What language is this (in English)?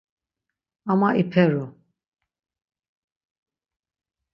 Laz